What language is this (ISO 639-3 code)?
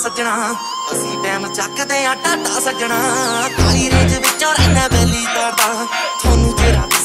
ron